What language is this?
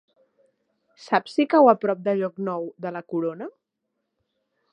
Catalan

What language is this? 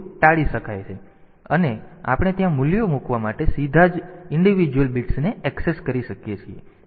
Gujarati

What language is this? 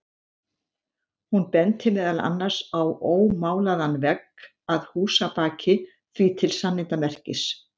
Icelandic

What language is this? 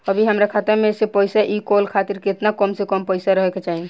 Bhojpuri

